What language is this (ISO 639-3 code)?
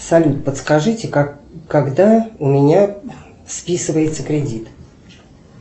rus